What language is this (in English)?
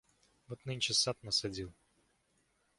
Russian